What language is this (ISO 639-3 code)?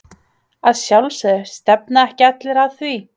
isl